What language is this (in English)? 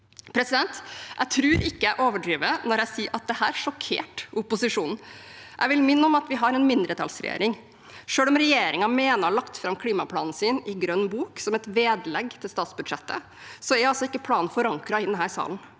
Norwegian